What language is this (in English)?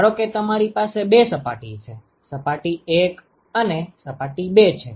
Gujarati